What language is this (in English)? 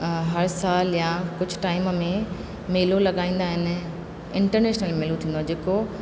Sindhi